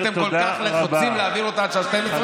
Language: Hebrew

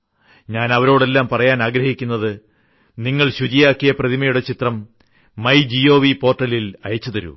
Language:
Malayalam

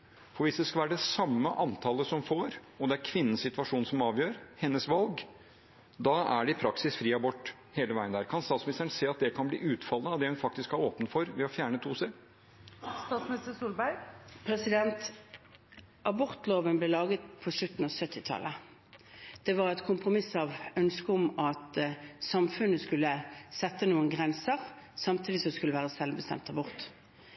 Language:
Norwegian Bokmål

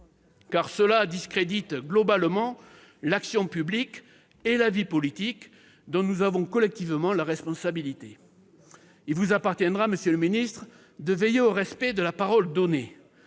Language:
French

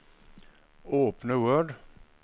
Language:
Norwegian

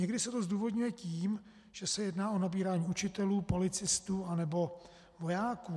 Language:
Czech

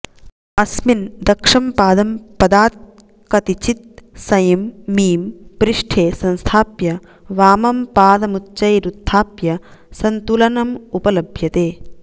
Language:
Sanskrit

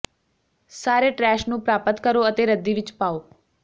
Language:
Punjabi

